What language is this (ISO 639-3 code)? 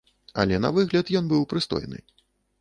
bel